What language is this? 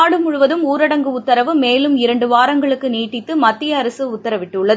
Tamil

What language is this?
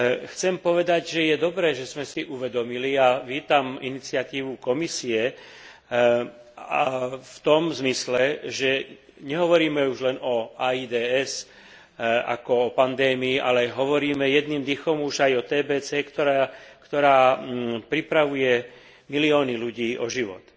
Slovak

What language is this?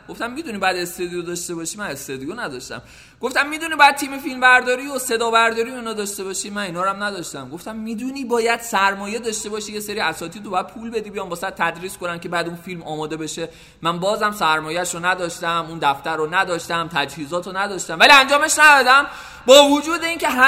Persian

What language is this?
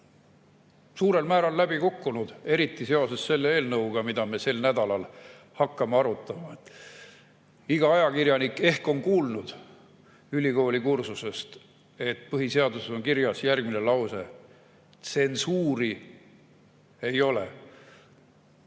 Estonian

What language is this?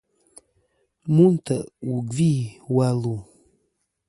Kom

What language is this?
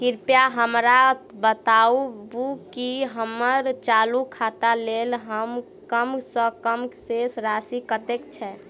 Maithili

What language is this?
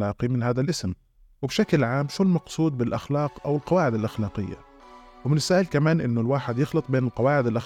Arabic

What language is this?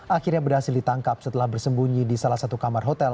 Indonesian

